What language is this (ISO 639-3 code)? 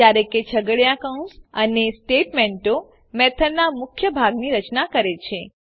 guj